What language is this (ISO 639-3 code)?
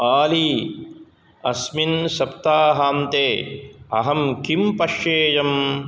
san